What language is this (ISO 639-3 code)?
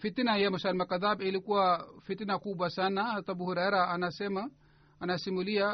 swa